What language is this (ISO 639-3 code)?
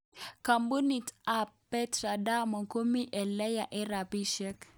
kln